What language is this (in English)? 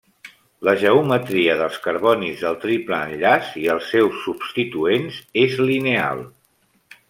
Catalan